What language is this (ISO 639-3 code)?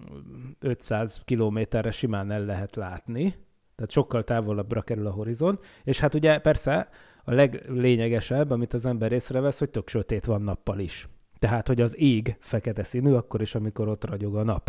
hun